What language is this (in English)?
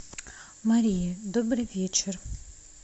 Russian